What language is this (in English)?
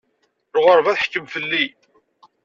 Kabyle